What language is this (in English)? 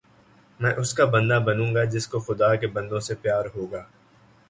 Urdu